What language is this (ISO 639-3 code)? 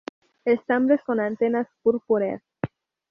spa